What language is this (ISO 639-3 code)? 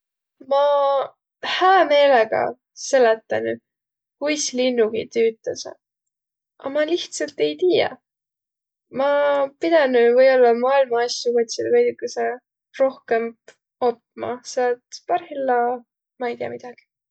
vro